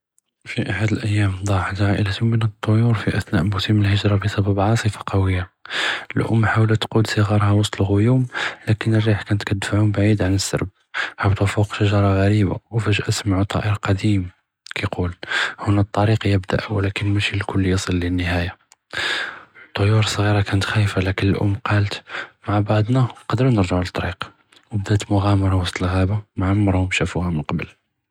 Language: Judeo-Arabic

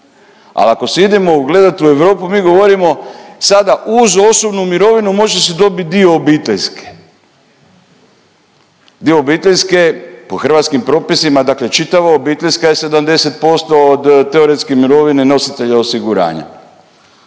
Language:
Croatian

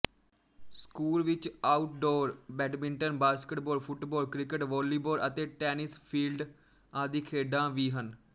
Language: Punjabi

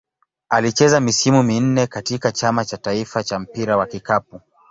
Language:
Swahili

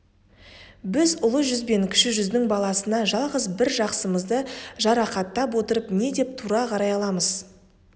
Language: Kazakh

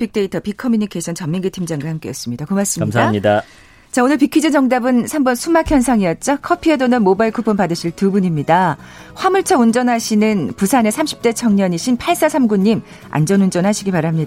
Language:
Korean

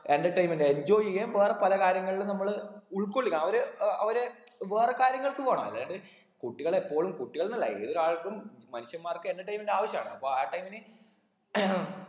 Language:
Malayalam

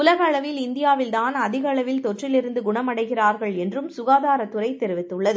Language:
Tamil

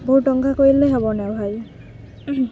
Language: Odia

